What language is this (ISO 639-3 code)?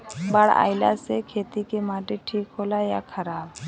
bho